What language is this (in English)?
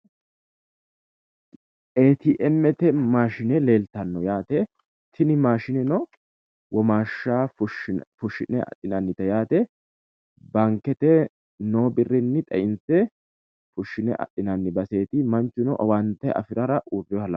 Sidamo